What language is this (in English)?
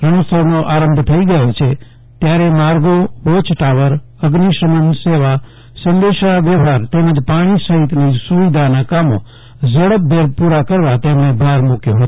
Gujarati